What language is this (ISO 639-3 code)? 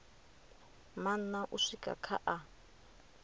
ven